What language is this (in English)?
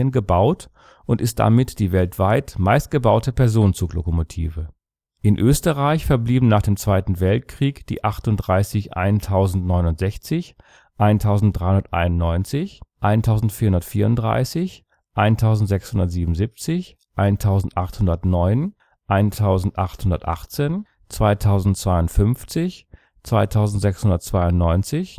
German